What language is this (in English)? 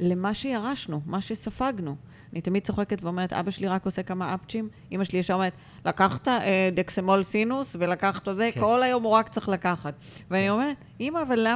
Hebrew